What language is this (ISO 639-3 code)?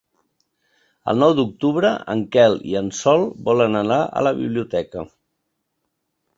cat